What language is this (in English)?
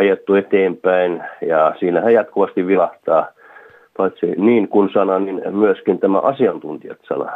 Finnish